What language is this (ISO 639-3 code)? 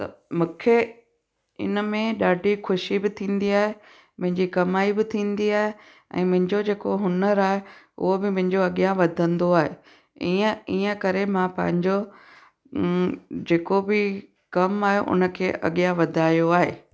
snd